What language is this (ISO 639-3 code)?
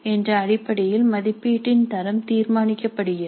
tam